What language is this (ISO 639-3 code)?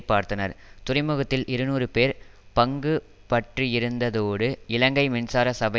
tam